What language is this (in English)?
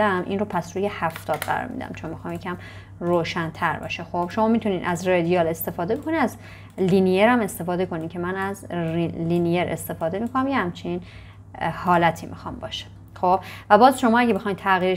Persian